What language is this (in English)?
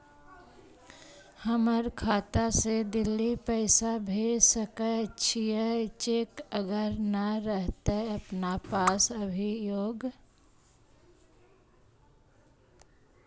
Magahi